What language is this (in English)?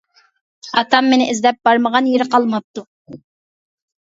Uyghur